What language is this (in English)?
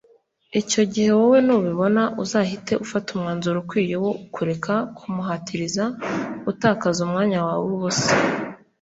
Kinyarwanda